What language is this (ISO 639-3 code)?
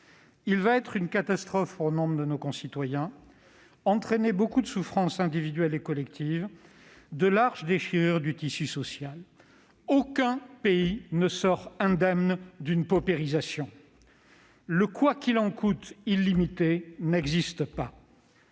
fra